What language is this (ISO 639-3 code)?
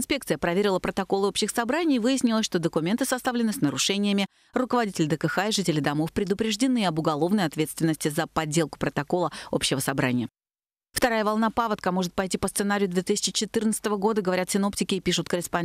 rus